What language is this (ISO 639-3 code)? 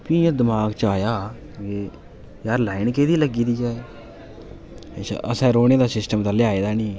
doi